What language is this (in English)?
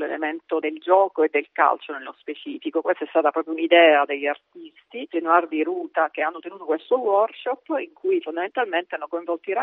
Italian